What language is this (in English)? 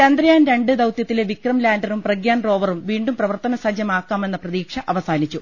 Malayalam